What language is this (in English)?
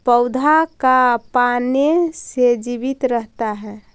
Magahi